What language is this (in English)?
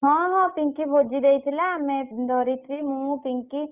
Odia